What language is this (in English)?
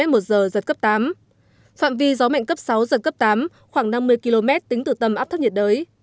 Vietnamese